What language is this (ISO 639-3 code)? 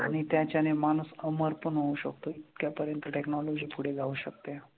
mar